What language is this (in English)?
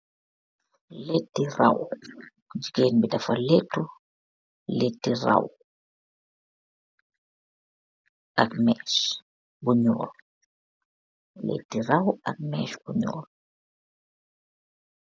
Wolof